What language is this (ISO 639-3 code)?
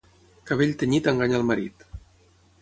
cat